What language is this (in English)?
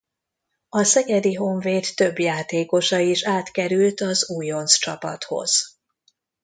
Hungarian